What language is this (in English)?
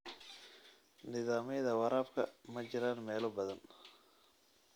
Somali